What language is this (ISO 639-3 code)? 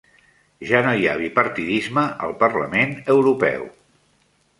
cat